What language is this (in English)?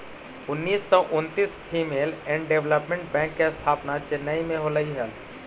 Magahi